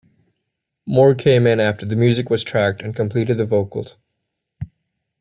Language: English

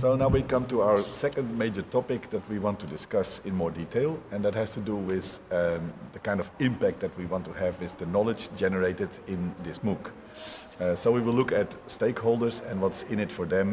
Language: English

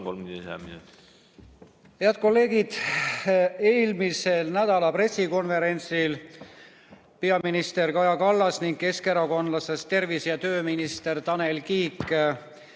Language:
Estonian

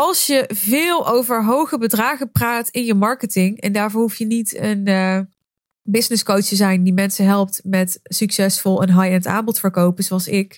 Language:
Dutch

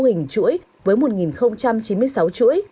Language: Vietnamese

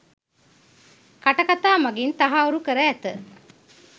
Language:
Sinhala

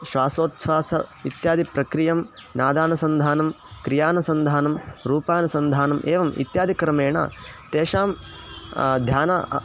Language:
Sanskrit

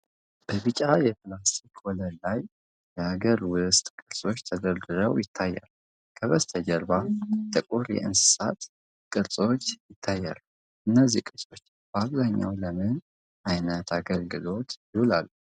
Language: Amharic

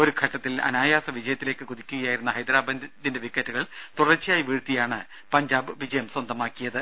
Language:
Malayalam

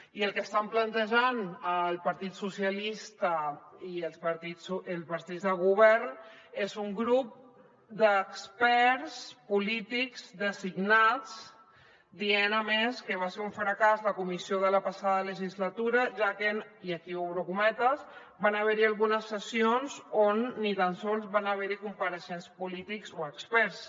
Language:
Catalan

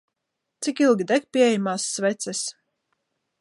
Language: Latvian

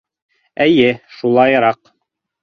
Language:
Bashkir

